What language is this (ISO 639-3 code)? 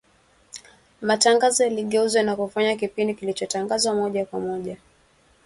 swa